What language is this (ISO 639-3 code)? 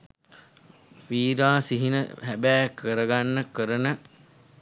sin